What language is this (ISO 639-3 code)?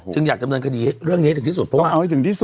tha